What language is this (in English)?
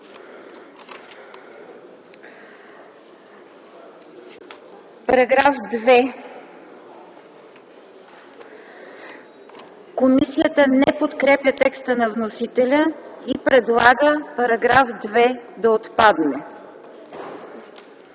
Bulgarian